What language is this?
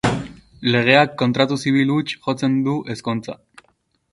Basque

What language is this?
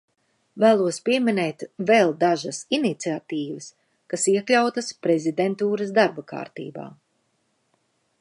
Latvian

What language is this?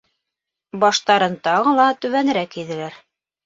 Bashkir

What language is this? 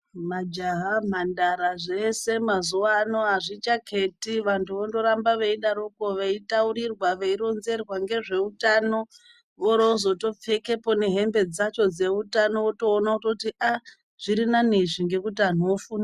Ndau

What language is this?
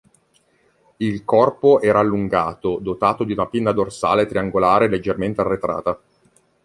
Italian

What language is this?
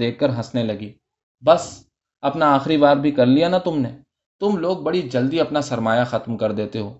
Urdu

